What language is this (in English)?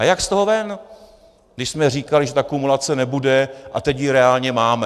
Czech